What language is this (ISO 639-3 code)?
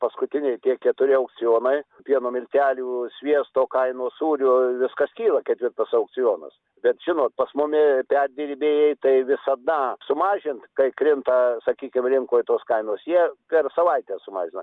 lit